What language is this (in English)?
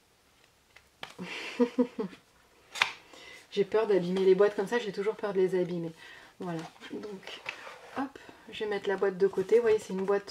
French